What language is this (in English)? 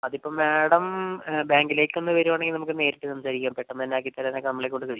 Malayalam